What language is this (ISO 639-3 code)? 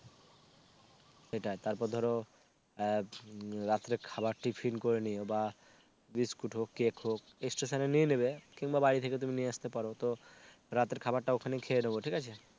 ben